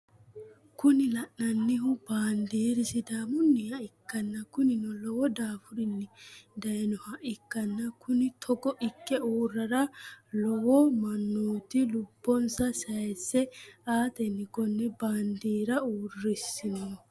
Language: Sidamo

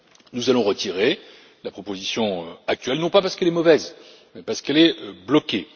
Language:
French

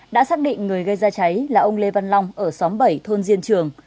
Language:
Vietnamese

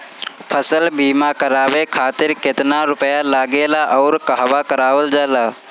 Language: Bhojpuri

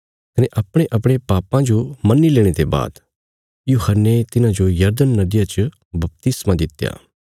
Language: Bilaspuri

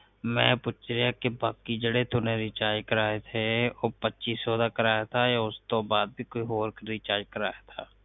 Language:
Punjabi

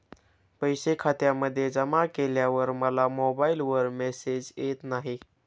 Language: Marathi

